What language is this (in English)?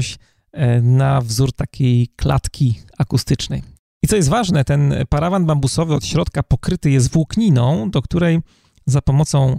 Polish